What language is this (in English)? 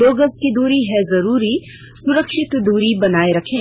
Hindi